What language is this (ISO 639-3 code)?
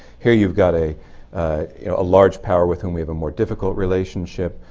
eng